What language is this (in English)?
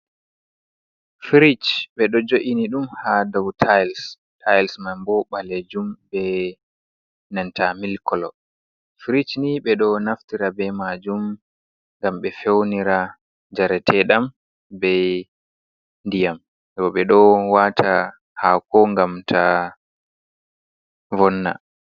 Fula